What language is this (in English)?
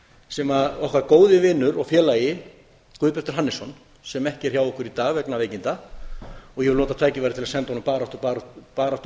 Icelandic